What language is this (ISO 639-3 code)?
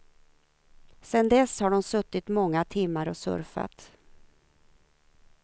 swe